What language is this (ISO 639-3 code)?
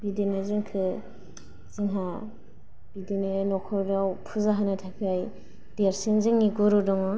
brx